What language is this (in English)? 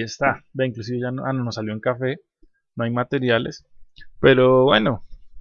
Spanish